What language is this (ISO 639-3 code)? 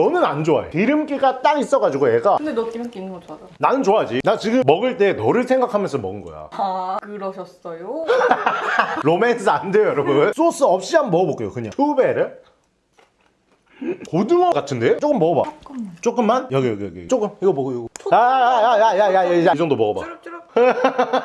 kor